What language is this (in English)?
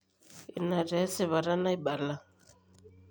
Masai